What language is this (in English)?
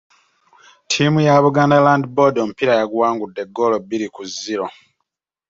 Ganda